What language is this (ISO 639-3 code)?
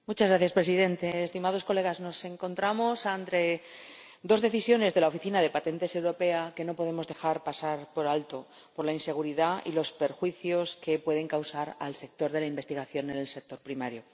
spa